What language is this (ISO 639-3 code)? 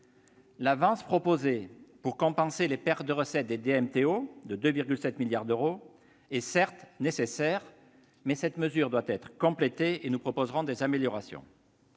fra